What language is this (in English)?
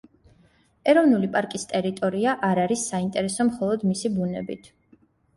Georgian